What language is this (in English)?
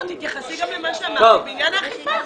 Hebrew